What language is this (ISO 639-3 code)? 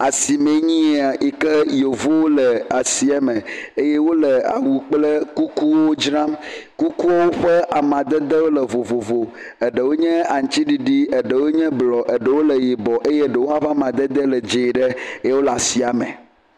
ewe